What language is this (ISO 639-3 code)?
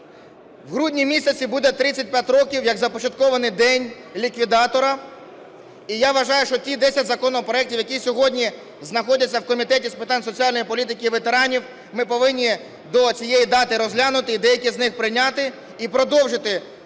ukr